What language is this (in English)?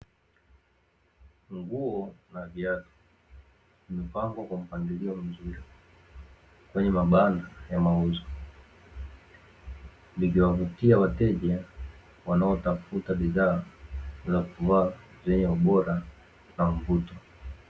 Swahili